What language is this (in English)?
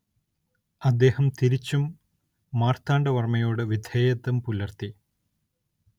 Malayalam